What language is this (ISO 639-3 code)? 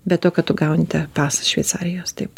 lit